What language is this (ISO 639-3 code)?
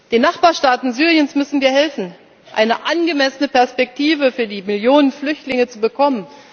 deu